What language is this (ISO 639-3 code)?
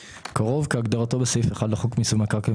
heb